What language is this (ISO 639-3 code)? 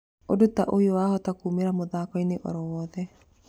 kik